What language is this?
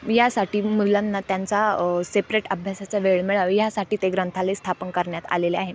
Marathi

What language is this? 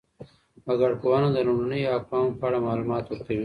Pashto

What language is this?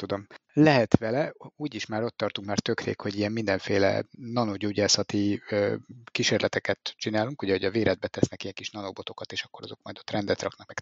Hungarian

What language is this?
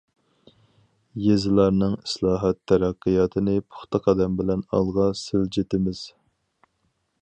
Uyghur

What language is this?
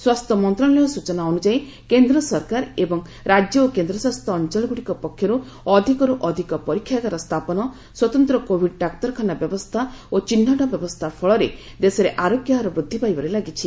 Odia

